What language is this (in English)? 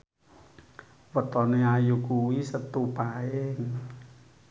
Javanese